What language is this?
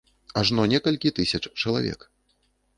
Belarusian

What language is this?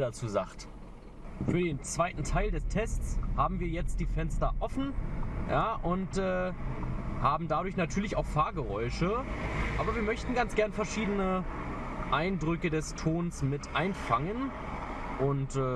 German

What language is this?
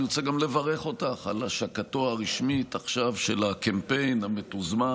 Hebrew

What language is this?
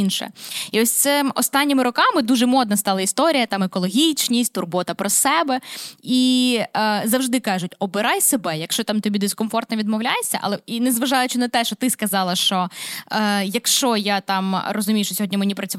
Ukrainian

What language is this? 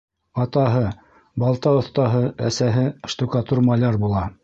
Bashkir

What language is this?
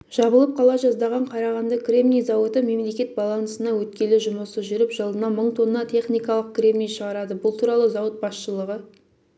Kazakh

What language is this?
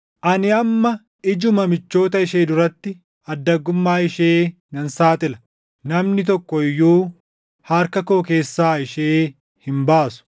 Oromo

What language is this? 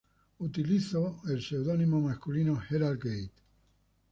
Spanish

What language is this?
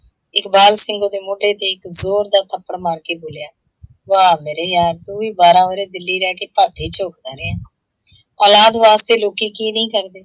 Punjabi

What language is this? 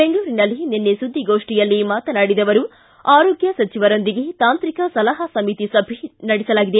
Kannada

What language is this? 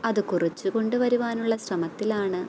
Malayalam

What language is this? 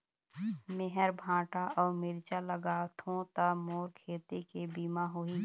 Chhattisgarhi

